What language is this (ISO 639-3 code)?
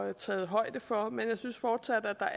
dan